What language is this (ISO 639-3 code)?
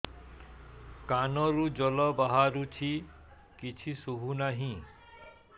ori